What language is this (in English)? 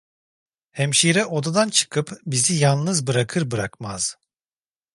Turkish